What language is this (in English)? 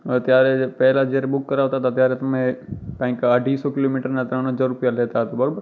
Gujarati